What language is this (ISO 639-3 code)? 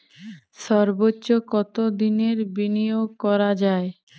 ben